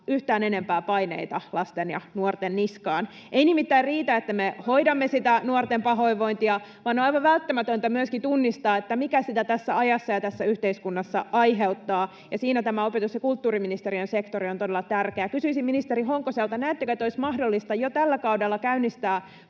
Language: Finnish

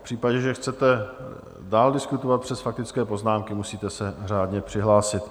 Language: Czech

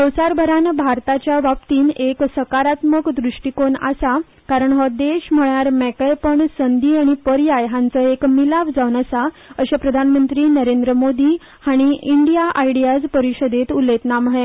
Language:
Konkani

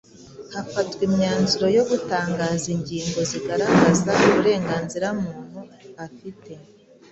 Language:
Kinyarwanda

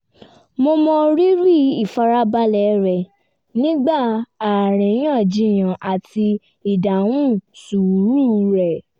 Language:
Yoruba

